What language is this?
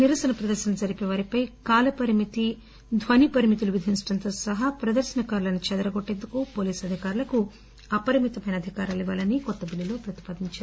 Telugu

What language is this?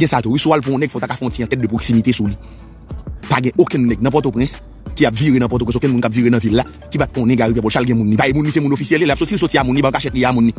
French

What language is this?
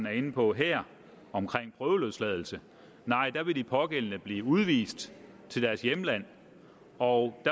Danish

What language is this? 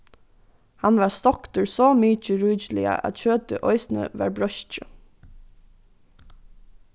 Faroese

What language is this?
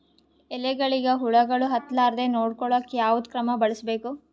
Kannada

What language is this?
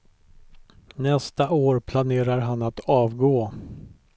Swedish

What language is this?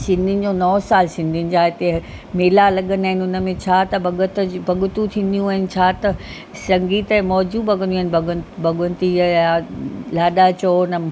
Sindhi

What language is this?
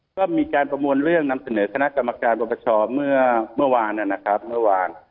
Thai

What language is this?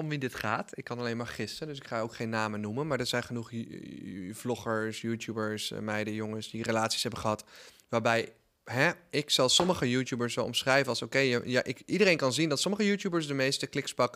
Dutch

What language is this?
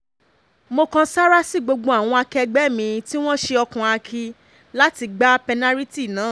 Yoruba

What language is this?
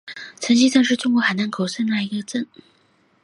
Chinese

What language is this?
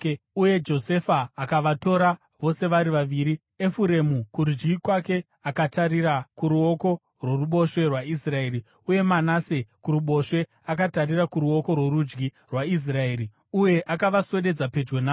Shona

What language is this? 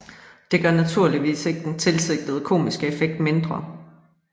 Danish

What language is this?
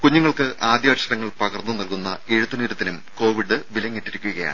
Malayalam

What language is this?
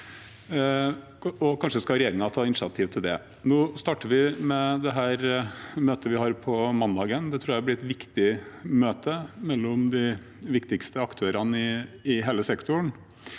Norwegian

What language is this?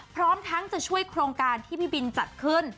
Thai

